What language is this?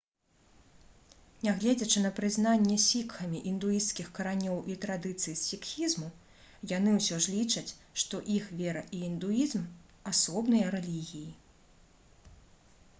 Belarusian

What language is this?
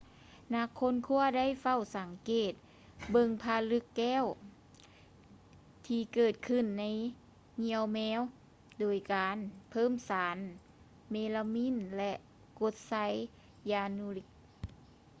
Lao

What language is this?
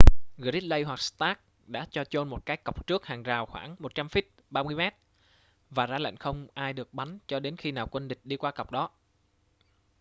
Vietnamese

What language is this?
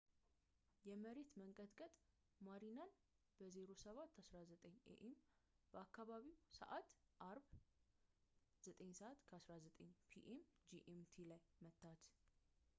Amharic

